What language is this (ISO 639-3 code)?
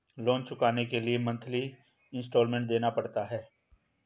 hin